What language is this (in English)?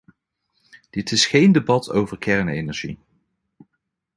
Dutch